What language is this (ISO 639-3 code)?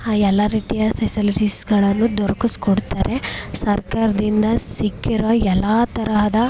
kan